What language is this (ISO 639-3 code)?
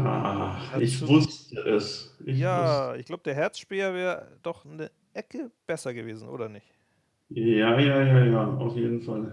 deu